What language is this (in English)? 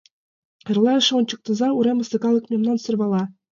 Mari